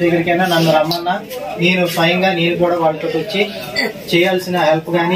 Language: Telugu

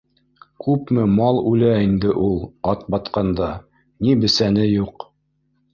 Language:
Bashkir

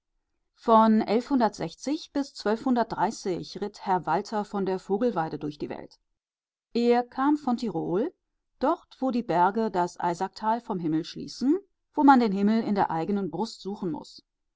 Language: German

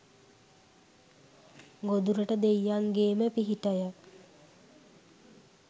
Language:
Sinhala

